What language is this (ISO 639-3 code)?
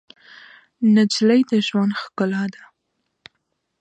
pus